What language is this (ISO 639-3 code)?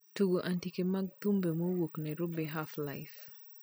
luo